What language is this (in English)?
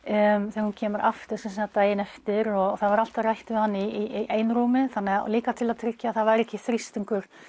Icelandic